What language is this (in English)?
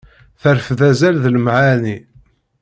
Kabyle